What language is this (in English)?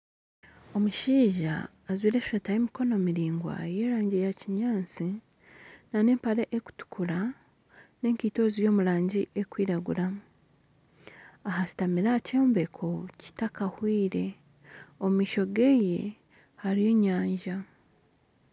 Nyankole